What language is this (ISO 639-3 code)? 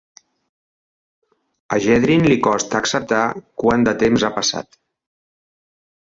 cat